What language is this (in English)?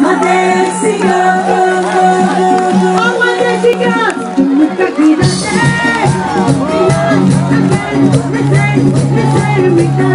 Greek